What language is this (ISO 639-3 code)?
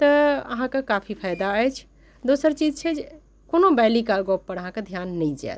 mai